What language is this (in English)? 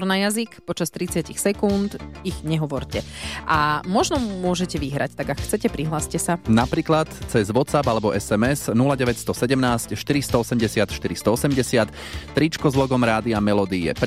Slovak